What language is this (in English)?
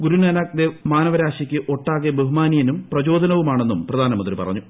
Malayalam